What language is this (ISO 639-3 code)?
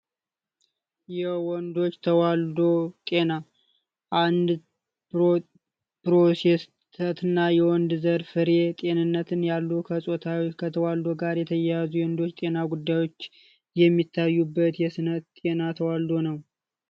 amh